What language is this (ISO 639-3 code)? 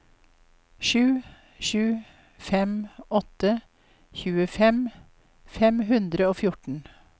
nor